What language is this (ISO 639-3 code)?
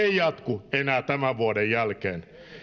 fin